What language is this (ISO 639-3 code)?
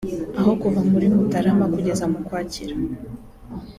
kin